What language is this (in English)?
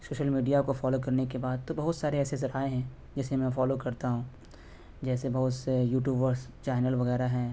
Urdu